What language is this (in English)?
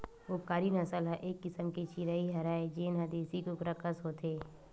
Chhattisgarhi